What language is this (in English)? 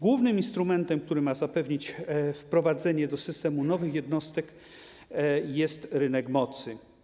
Polish